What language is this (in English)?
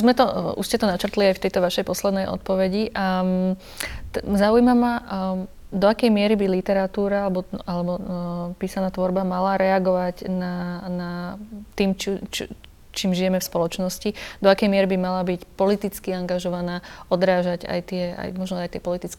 Slovak